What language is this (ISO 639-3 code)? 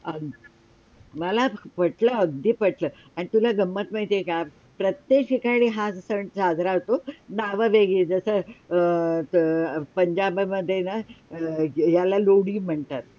mar